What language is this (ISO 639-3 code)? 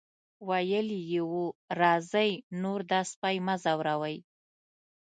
pus